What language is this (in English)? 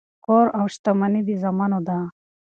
Pashto